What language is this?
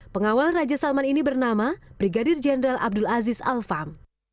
Indonesian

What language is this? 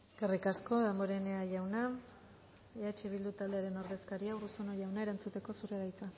Basque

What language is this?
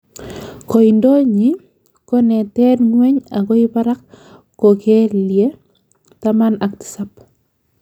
Kalenjin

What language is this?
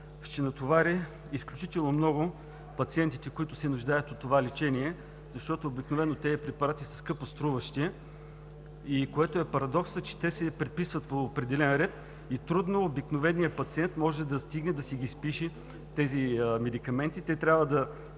Bulgarian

